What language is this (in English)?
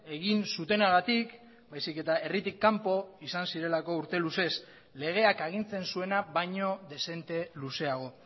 Basque